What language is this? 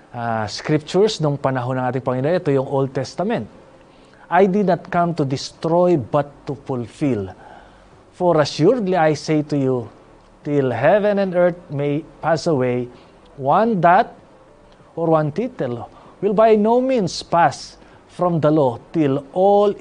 Filipino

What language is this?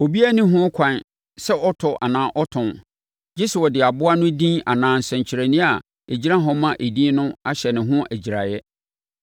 Akan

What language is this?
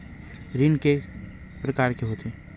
Chhattisgarhi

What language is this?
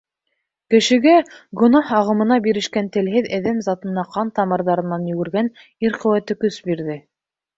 Bashkir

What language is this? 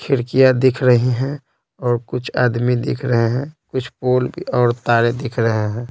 Hindi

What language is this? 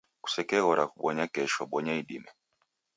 Taita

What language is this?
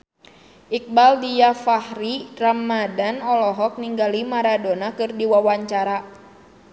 Sundanese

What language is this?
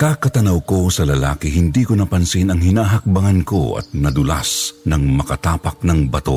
Filipino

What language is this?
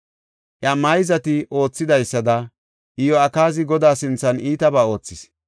Gofa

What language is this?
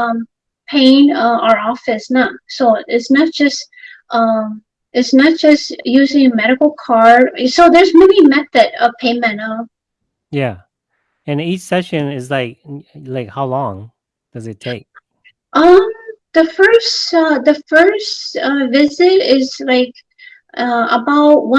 English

